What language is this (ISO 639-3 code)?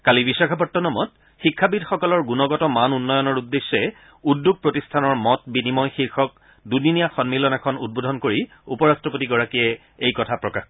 asm